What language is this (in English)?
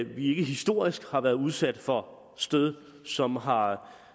Danish